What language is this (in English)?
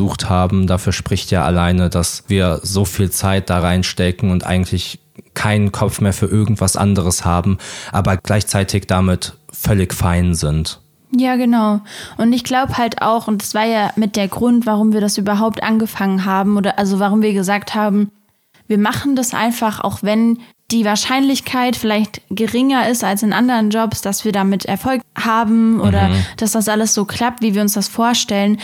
German